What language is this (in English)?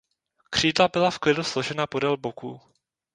Czech